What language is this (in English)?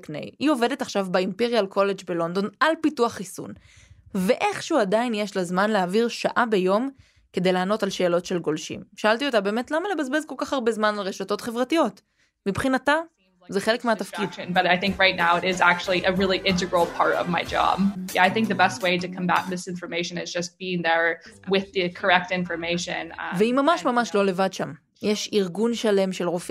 Hebrew